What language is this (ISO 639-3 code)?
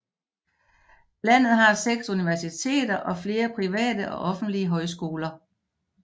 dan